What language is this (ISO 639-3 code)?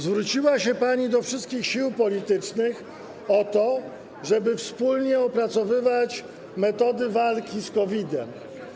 pol